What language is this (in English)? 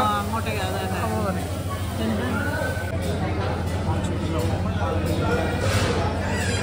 Malayalam